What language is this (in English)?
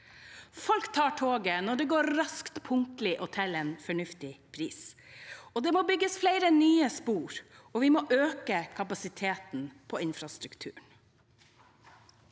Norwegian